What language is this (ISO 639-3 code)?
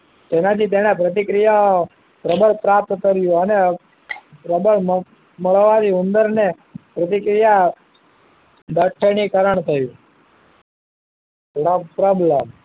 guj